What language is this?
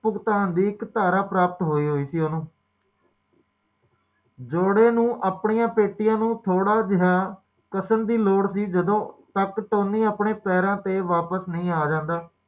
Punjabi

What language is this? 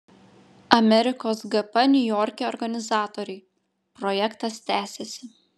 Lithuanian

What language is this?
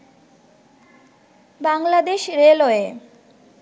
Bangla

